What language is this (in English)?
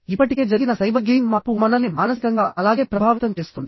Telugu